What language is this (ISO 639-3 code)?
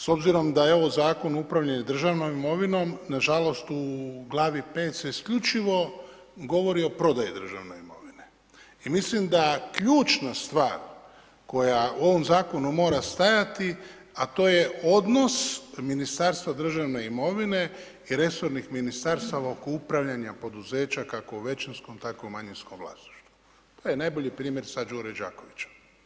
hrv